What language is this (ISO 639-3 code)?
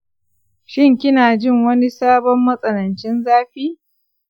hau